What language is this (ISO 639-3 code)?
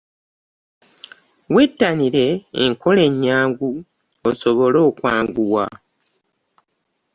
lug